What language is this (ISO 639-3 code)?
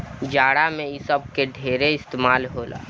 bho